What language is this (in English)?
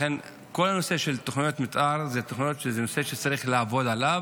Hebrew